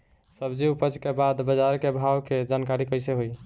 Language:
Bhojpuri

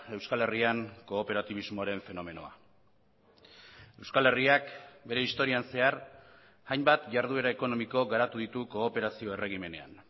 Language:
Basque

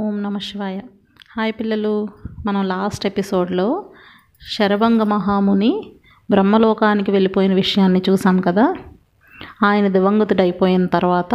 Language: Telugu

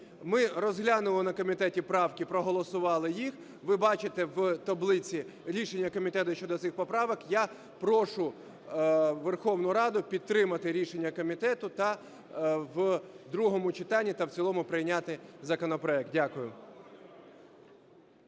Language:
Ukrainian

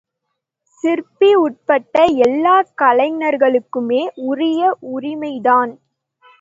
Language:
Tamil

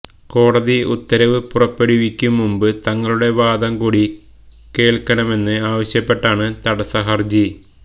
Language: Malayalam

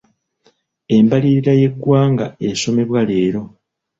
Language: Ganda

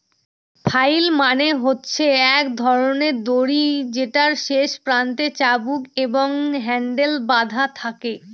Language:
Bangla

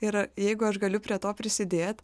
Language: Lithuanian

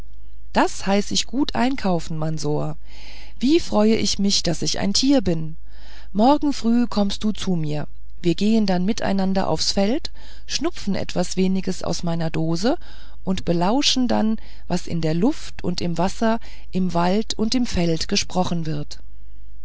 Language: German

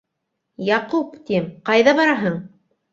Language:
Bashkir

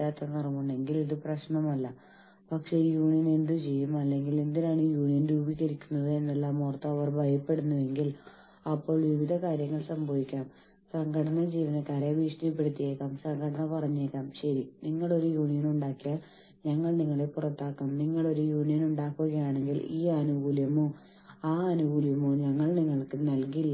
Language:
Malayalam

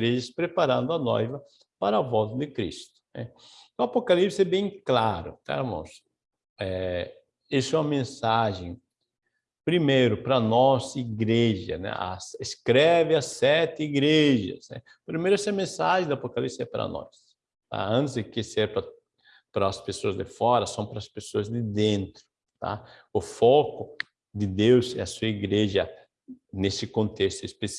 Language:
Portuguese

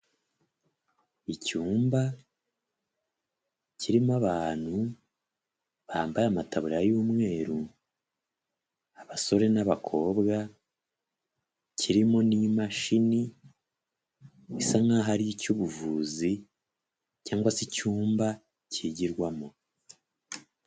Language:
Kinyarwanda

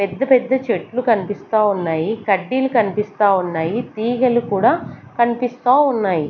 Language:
Telugu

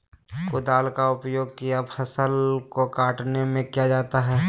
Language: Magahi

